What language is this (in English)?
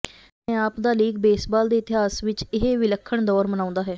Punjabi